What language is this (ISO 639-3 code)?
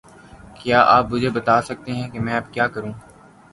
urd